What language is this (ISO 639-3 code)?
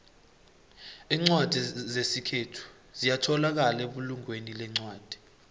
nbl